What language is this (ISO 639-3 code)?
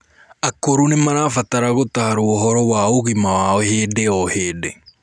kik